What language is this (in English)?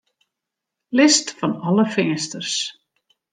Western Frisian